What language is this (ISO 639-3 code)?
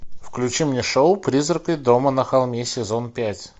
rus